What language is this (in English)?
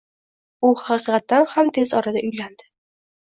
Uzbek